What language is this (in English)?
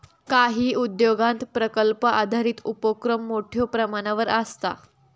Marathi